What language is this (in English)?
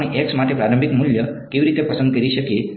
Gujarati